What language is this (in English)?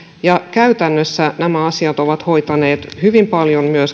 Finnish